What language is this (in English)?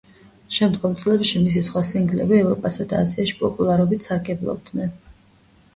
Georgian